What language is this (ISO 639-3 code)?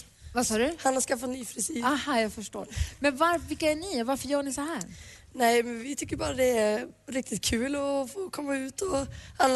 swe